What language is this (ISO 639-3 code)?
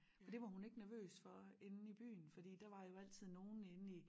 dan